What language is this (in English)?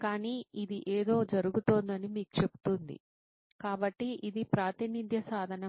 Telugu